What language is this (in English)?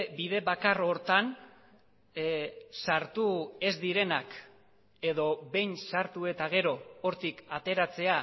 Basque